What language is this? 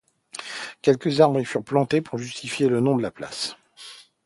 French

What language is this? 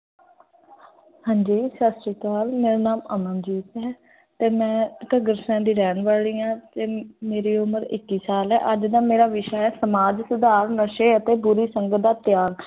Punjabi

